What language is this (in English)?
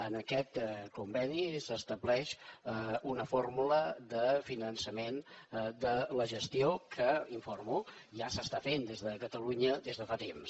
Catalan